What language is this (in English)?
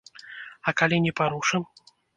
Belarusian